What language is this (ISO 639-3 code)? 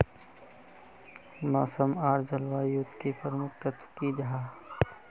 mag